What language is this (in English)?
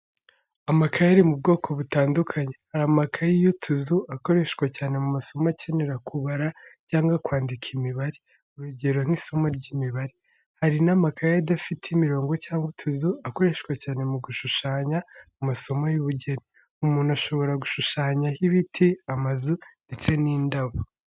Kinyarwanda